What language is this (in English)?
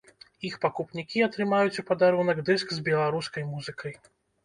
Belarusian